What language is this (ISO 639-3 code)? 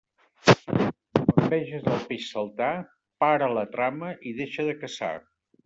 cat